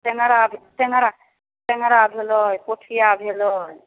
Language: Maithili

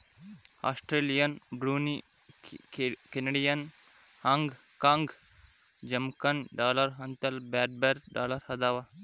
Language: Kannada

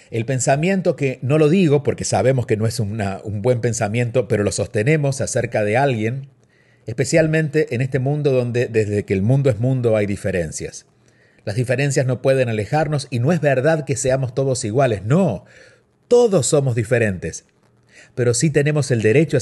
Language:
Spanish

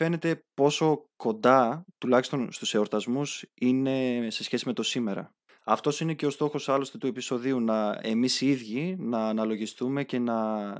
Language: Greek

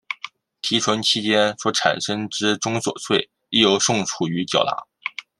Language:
Chinese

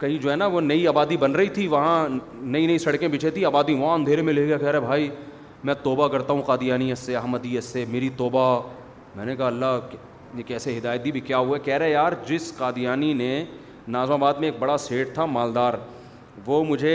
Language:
Urdu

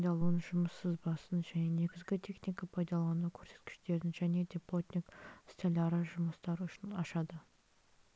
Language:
Kazakh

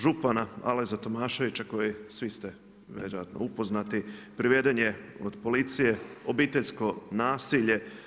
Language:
Croatian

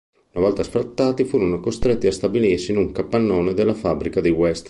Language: Italian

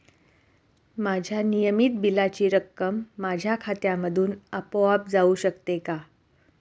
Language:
Marathi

